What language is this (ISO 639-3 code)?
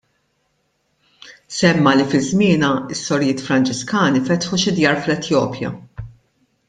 mlt